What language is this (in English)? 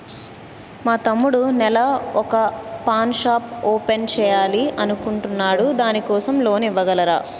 Telugu